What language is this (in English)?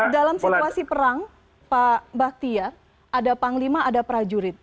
Indonesian